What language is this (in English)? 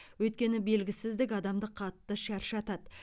Kazakh